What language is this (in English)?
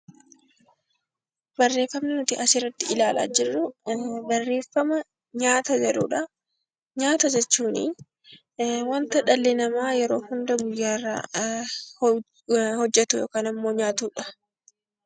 Oromo